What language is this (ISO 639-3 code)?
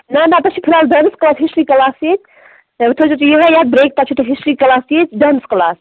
kas